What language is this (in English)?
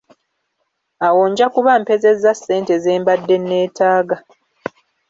Ganda